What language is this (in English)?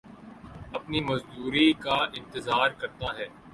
Urdu